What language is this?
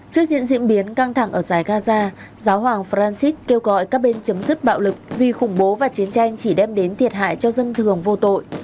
Vietnamese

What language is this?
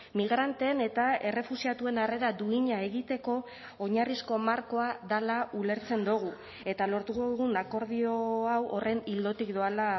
Basque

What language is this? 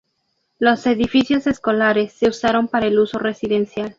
Spanish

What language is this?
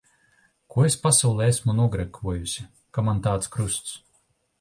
Latvian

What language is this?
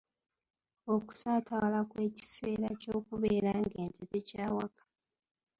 Ganda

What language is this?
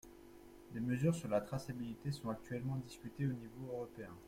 French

